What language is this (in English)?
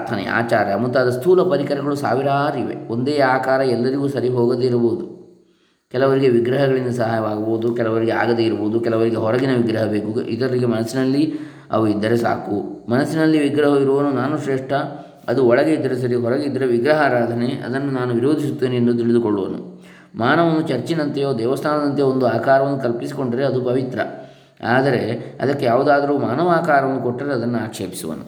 Kannada